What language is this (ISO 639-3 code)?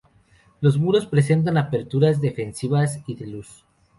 spa